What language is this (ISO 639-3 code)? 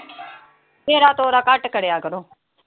pan